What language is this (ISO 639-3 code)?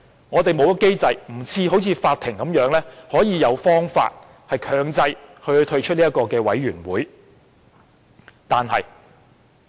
yue